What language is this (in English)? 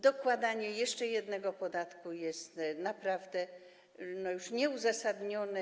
Polish